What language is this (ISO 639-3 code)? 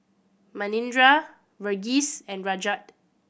eng